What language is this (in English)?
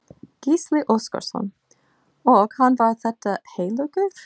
Icelandic